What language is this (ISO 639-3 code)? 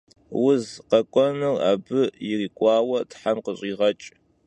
kbd